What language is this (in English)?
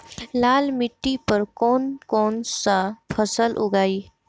Bhojpuri